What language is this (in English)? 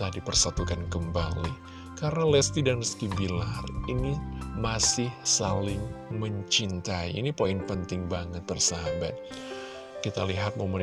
Indonesian